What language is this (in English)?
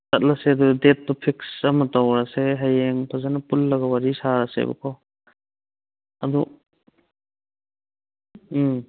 Manipuri